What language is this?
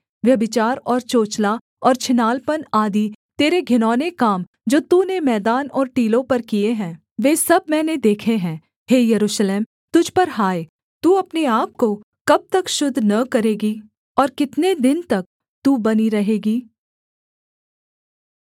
Hindi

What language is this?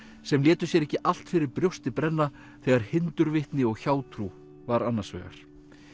Icelandic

